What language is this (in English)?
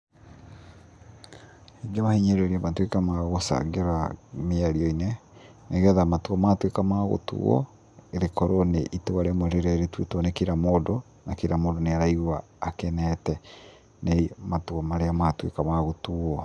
Kikuyu